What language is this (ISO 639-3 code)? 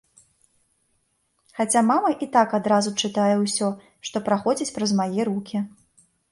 bel